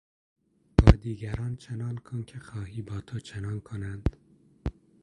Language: Persian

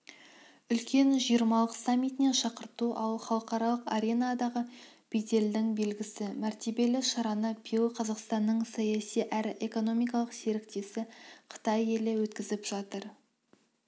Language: Kazakh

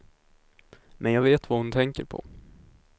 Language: Swedish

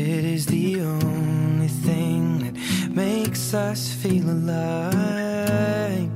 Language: Persian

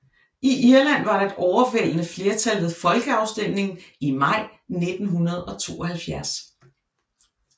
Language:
Danish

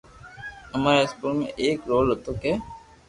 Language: Loarki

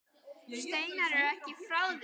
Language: Icelandic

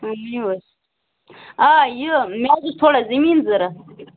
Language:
Kashmiri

